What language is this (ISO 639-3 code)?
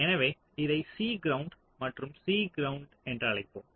tam